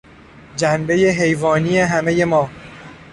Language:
Persian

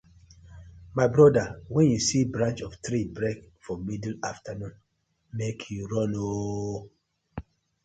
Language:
Nigerian Pidgin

